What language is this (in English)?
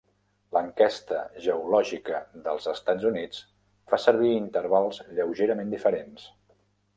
Catalan